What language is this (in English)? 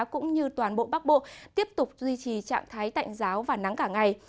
Vietnamese